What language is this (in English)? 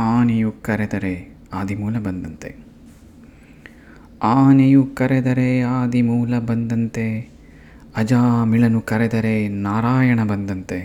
Kannada